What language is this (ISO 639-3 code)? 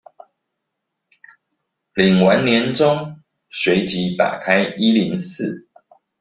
zho